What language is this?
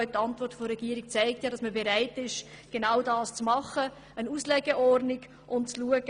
Swiss German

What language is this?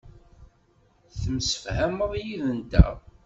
Kabyle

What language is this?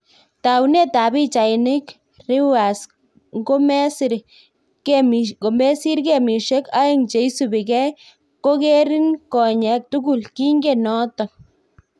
Kalenjin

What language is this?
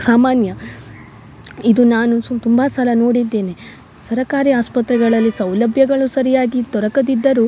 Kannada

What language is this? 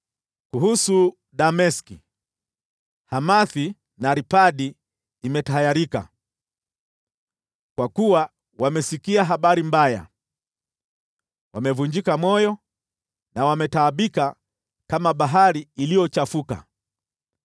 Swahili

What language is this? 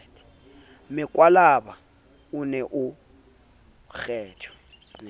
Southern Sotho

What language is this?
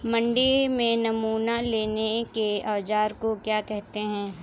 Hindi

